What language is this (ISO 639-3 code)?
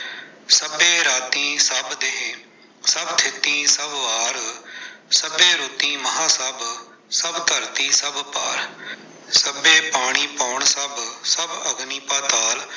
pan